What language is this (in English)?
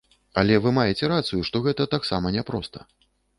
Belarusian